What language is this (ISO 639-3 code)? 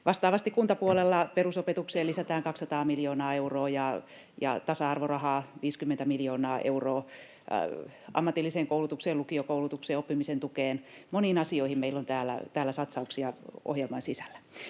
fin